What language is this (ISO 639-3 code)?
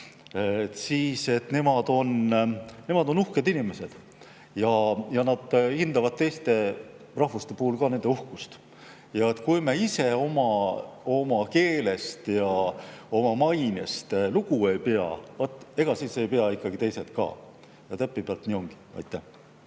est